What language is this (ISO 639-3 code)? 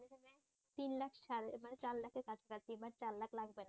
ben